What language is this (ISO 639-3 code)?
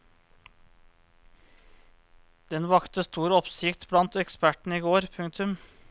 nor